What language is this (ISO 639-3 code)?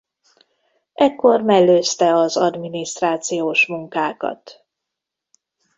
hun